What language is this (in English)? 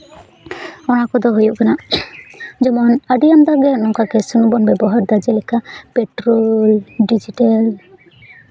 Santali